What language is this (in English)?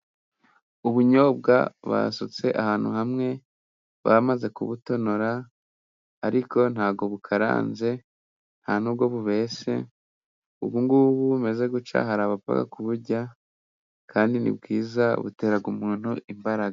Kinyarwanda